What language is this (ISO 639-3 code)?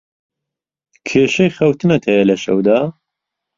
ckb